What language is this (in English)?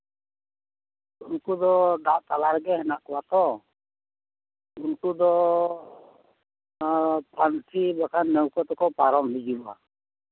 Santali